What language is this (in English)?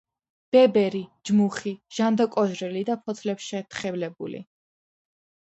Georgian